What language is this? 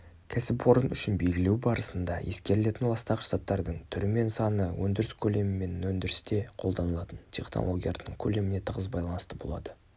Kazakh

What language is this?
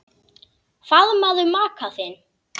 Icelandic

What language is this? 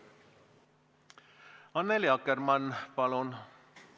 Estonian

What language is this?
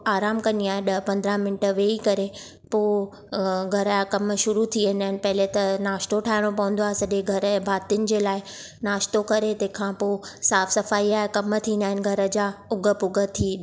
Sindhi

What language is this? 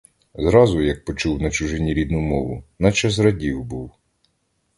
Ukrainian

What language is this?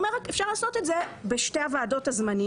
Hebrew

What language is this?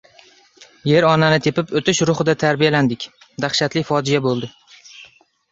Uzbek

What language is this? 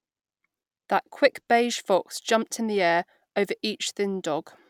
English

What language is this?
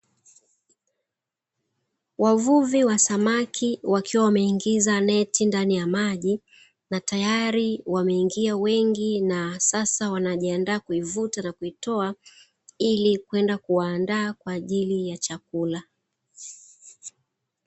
Swahili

